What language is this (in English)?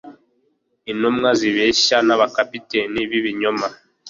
Kinyarwanda